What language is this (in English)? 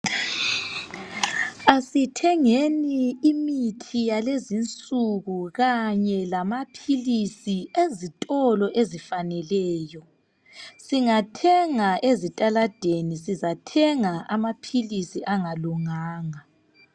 North Ndebele